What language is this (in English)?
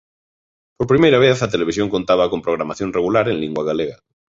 Galician